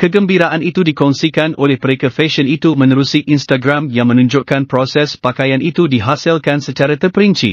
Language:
Malay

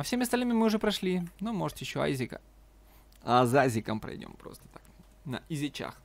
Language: Russian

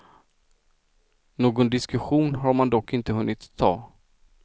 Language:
Swedish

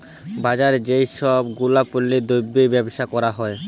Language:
Bangla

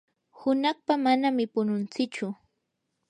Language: Yanahuanca Pasco Quechua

